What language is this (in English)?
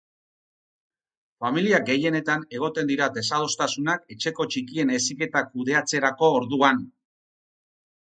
Basque